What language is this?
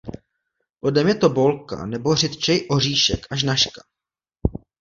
Czech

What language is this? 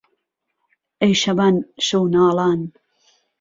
Central Kurdish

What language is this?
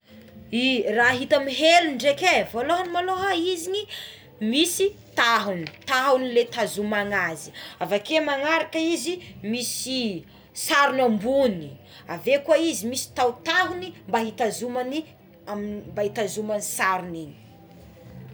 Tsimihety Malagasy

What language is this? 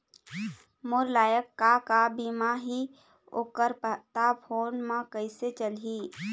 Chhattisgarhi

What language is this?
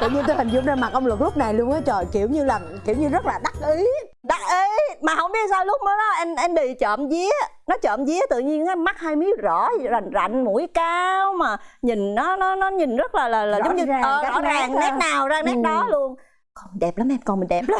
Vietnamese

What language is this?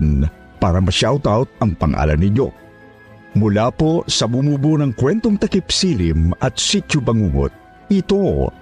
Filipino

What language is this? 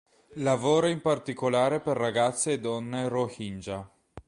Italian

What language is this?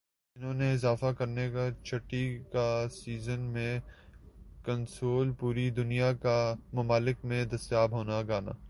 Urdu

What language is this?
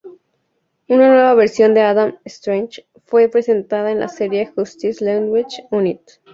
Spanish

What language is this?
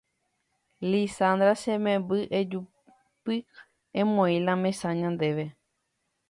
Guarani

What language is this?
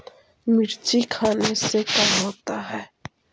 Magahi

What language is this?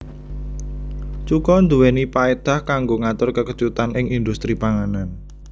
Javanese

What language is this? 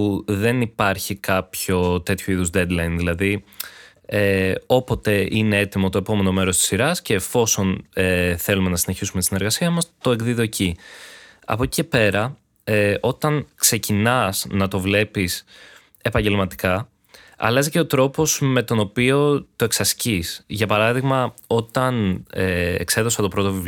Greek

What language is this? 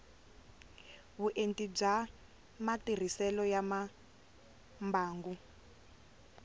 Tsonga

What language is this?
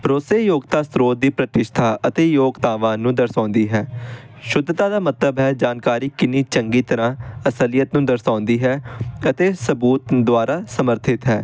Punjabi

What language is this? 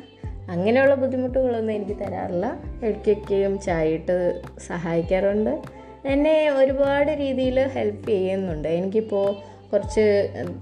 Malayalam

